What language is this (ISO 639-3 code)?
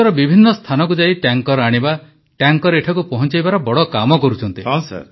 ori